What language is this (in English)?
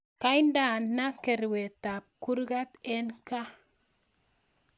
Kalenjin